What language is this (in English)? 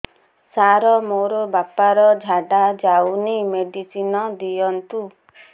Odia